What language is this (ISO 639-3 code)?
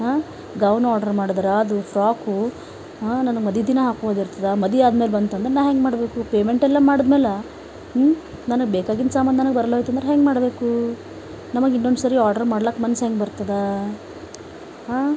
kan